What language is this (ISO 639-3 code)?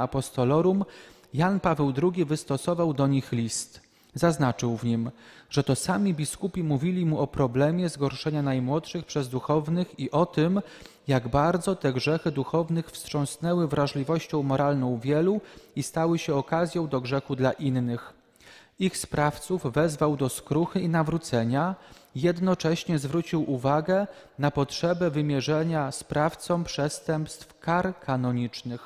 pol